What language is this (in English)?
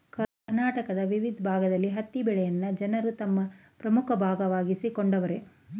Kannada